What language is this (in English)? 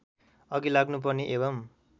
Nepali